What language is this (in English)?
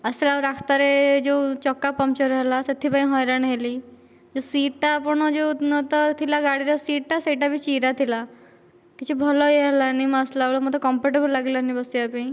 Odia